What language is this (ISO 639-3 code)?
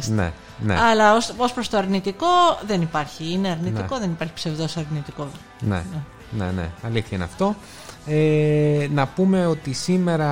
ell